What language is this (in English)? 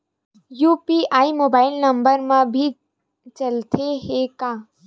Chhattisgarhi